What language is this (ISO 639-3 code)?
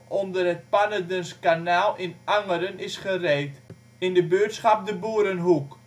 nld